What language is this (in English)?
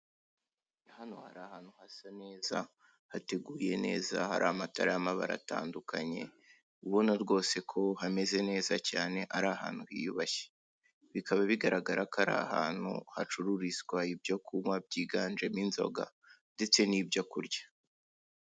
Kinyarwanda